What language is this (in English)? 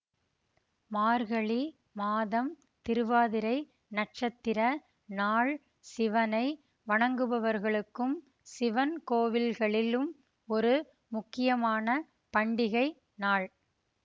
Tamil